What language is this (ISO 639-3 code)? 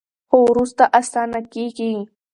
pus